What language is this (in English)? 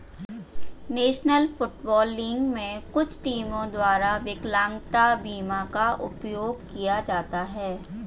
Hindi